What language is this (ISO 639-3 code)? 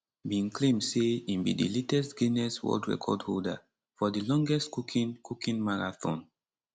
pcm